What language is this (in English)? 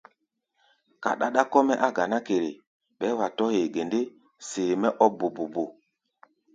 Gbaya